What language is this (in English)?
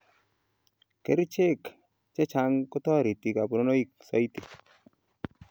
Kalenjin